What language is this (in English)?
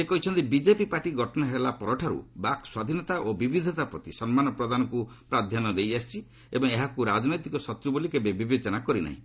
Odia